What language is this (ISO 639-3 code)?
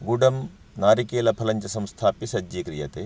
san